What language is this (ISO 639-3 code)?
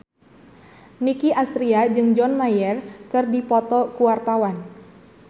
sun